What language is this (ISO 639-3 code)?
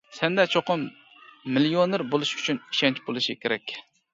uig